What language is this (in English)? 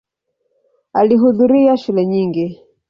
Swahili